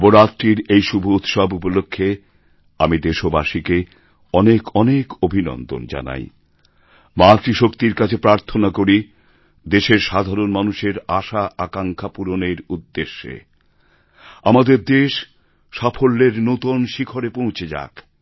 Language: Bangla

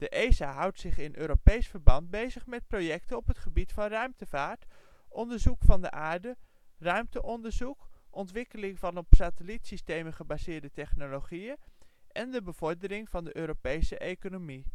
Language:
Dutch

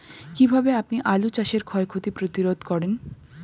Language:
Bangla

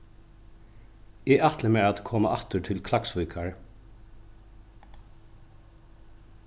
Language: Faroese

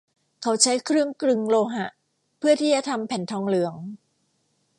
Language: Thai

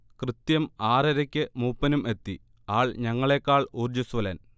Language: Malayalam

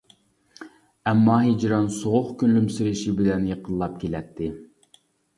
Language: Uyghur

